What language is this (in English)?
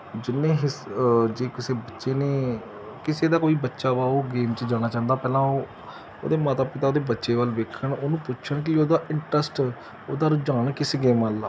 Punjabi